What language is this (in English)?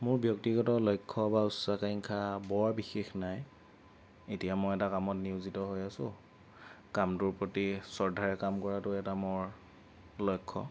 Assamese